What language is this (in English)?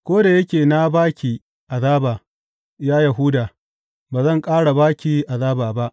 Hausa